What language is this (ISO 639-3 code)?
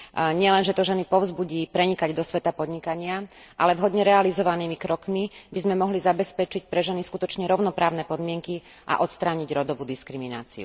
slk